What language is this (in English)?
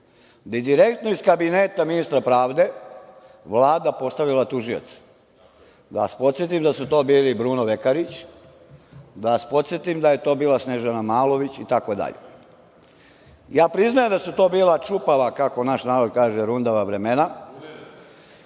Serbian